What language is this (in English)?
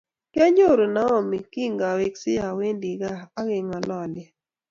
Kalenjin